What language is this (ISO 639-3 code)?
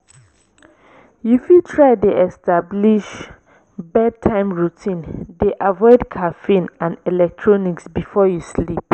pcm